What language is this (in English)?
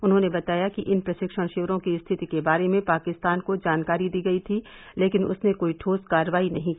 Hindi